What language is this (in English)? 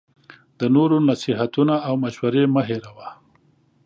Pashto